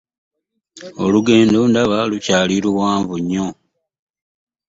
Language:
Ganda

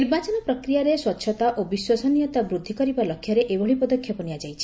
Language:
Odia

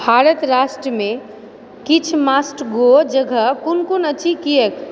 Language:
Maithili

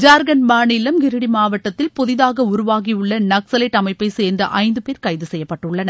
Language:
Tamil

